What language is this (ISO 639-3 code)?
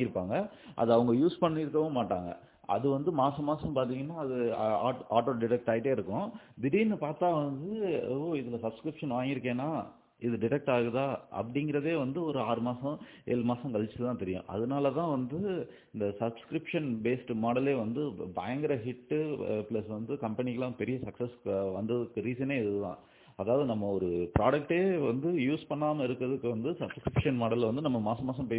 tam